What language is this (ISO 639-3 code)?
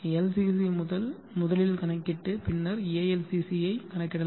tam